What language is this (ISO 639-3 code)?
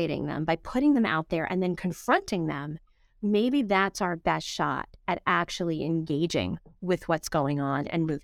eng